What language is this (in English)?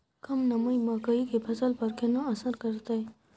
Maithili